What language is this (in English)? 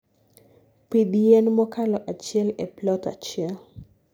Luo (Kenya and Tanzania)